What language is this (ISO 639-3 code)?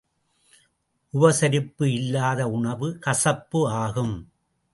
tam